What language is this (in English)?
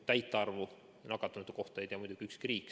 Estonian